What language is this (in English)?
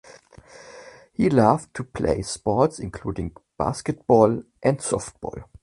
English